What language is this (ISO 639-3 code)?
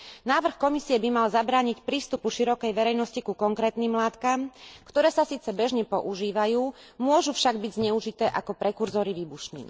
slk